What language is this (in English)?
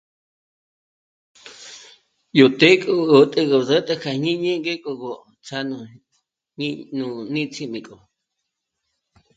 Michoacán Mazahua